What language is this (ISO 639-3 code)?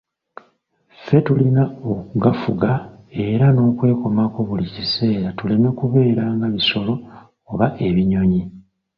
lug